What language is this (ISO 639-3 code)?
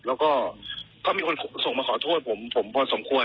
tha